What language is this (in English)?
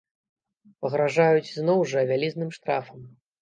Belarusian